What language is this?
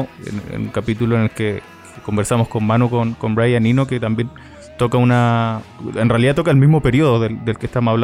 Spanish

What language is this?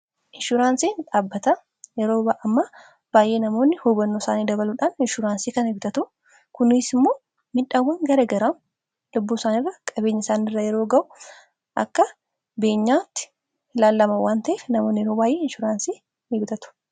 Oromo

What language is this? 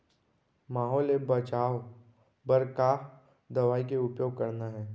Chhattisgarhi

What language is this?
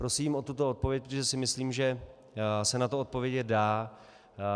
Czech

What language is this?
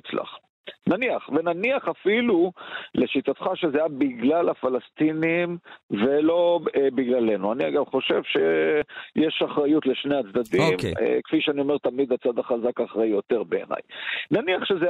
Hebrew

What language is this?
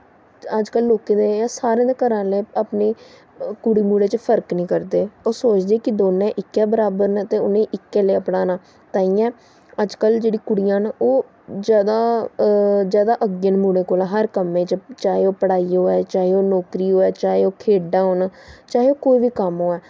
Dogri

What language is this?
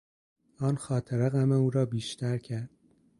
Persian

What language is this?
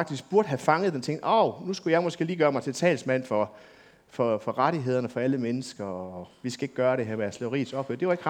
Danish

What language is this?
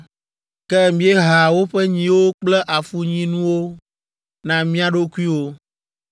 Ewe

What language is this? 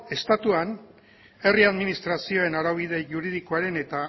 Basque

